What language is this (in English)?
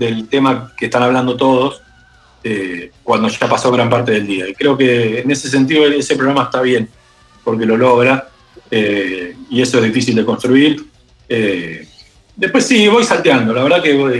Spanish